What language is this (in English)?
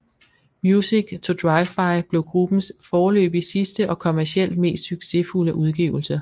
Danish